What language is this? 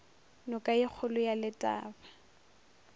Northern Sotho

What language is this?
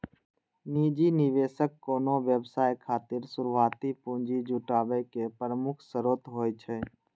Maithili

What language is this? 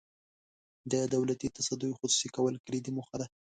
Pashto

